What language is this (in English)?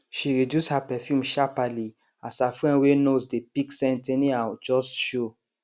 Nigerian Pidgin